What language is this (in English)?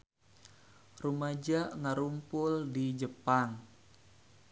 Sundanese